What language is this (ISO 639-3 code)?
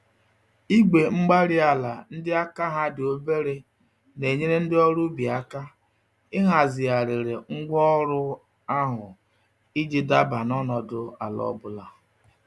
ibo